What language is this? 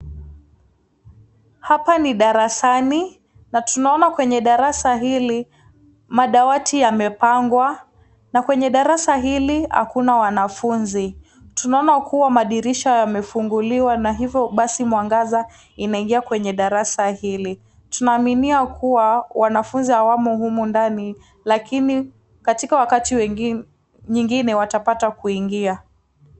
Swahili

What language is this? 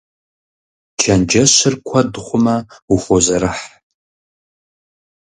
Kabardian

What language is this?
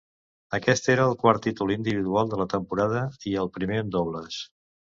Catalan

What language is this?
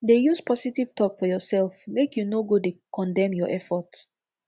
Nigerian Pidgin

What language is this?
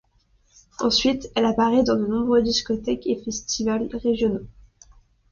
French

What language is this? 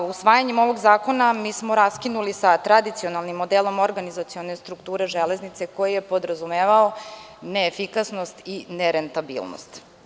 Serbian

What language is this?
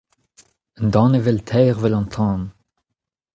Breton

